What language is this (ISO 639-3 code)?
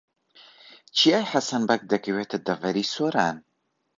ckb